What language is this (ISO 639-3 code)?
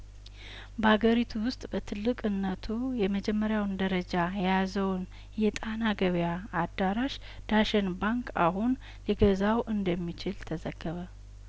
amh